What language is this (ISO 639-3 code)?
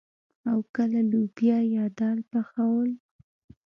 pus